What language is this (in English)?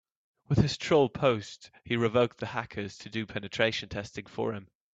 English